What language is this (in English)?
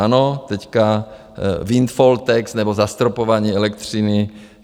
Czech